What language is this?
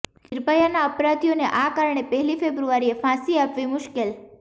Gujarati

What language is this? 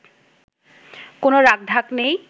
Bangla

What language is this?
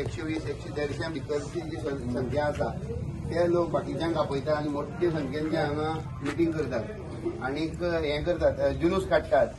Marathi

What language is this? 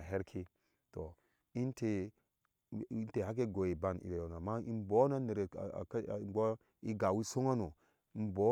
Ashe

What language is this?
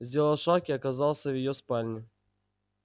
Russian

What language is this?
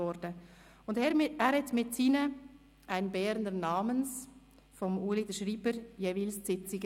Swiss German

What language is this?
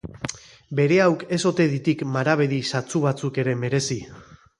Basque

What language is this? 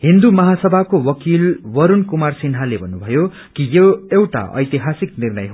Nepali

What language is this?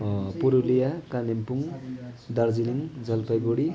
Nepali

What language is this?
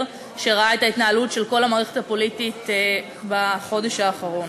Hebrew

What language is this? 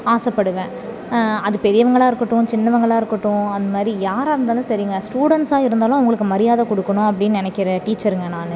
Tamil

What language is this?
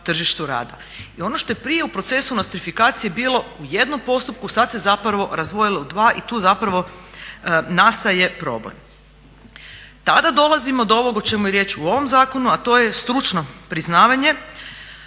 Croatian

